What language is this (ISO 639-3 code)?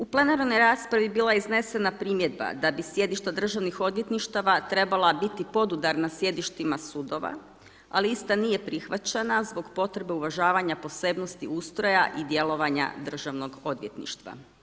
hrv